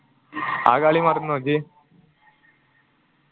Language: Malayalam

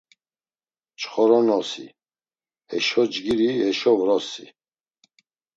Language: Laz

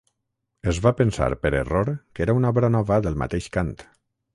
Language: Catalan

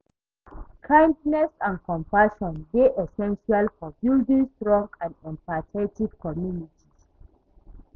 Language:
Nigerian Pidgin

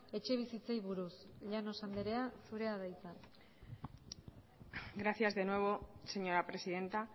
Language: Basque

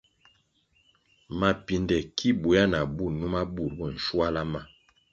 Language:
Kwasio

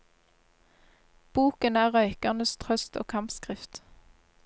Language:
Norwegian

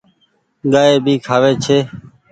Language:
Goaria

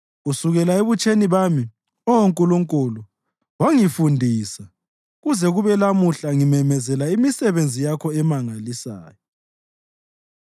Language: North Ndebele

